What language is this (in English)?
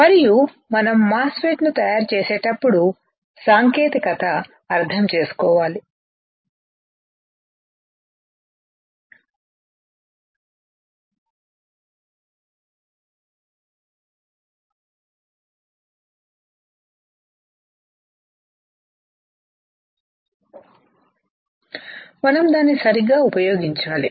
Telugu